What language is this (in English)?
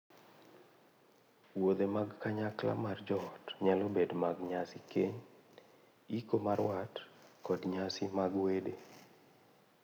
Luo (Kenya and Tanzania)